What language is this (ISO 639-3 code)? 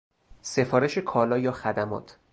fas